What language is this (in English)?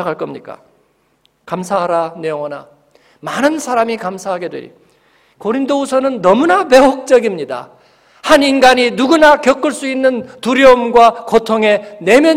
Korean